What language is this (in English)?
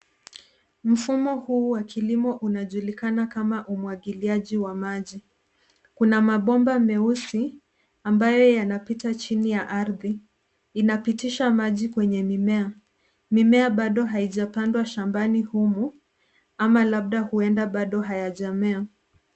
Swahili